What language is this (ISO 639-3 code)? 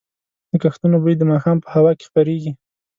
pus